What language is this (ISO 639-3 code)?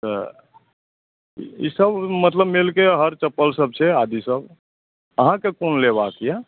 mai